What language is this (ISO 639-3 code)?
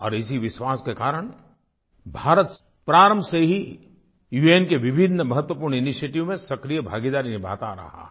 hin